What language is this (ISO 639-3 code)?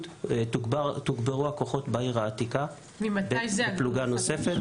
heb